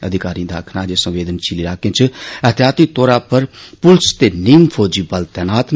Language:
Dogri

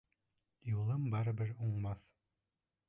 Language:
Bashkir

